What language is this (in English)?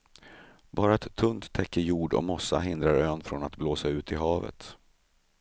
Swedish